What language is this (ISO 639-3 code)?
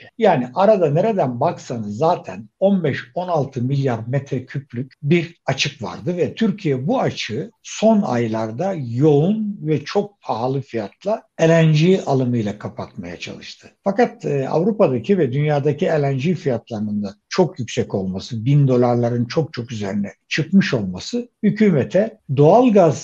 tur